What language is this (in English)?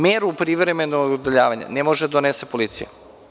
Serbian